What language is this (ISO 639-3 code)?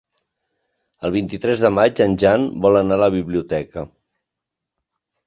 cat